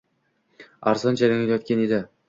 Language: Uzbek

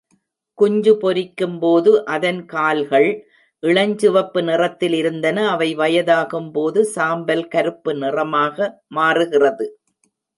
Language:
Tamil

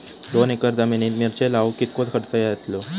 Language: Marathi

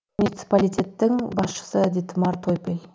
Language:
Kazakh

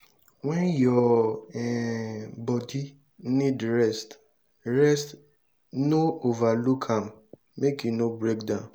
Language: Nigerian Pidgin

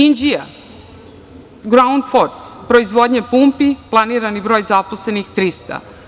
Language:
Serbian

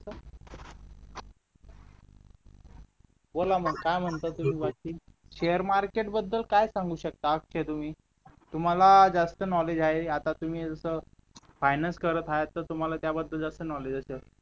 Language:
Marathi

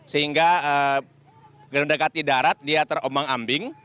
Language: Indonesian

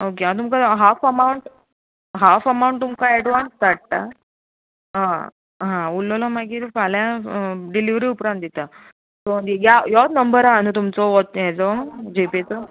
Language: Konkani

